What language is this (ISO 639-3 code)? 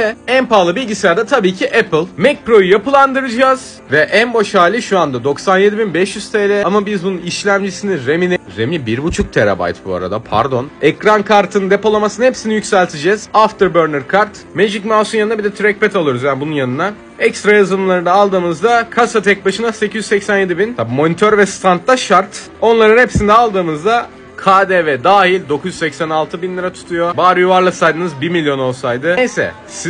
tur